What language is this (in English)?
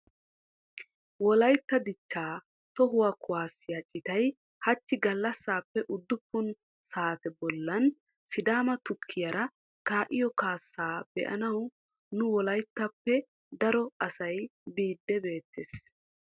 Wolaytta